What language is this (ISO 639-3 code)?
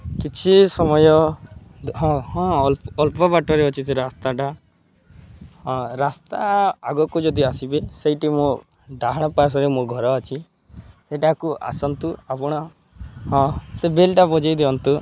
ori